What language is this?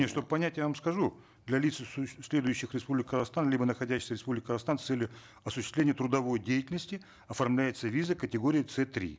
Kazakh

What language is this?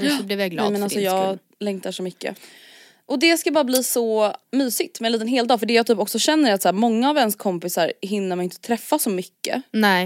Swedish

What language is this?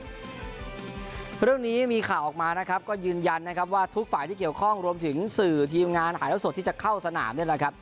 Thai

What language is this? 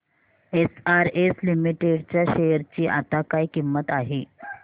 Marathi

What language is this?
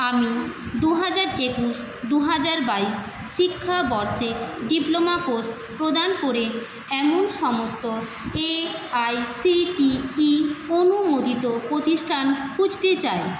Bangla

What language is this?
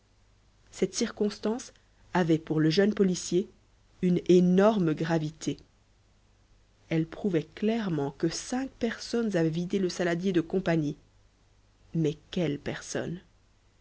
French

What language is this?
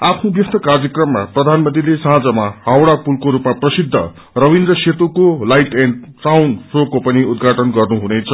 Nepali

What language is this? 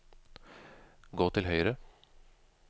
Norwegian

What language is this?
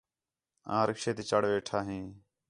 Khetrani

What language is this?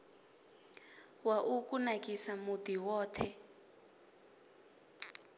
Venda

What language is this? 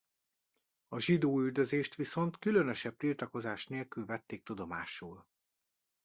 Hungarian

